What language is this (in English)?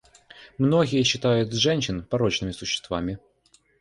Russian